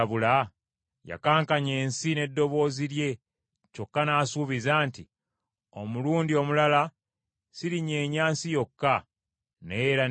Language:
Ganda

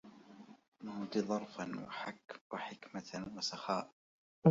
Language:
Arabic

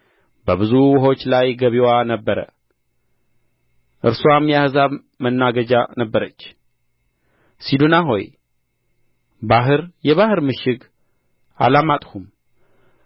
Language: Amharic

